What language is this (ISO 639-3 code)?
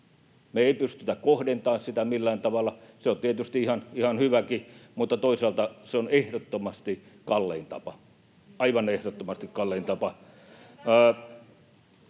fin